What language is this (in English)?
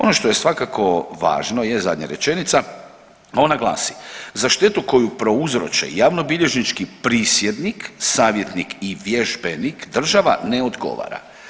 Croatian